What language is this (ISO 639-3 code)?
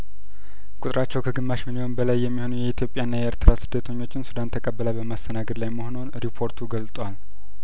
amh